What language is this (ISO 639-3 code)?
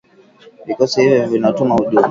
swa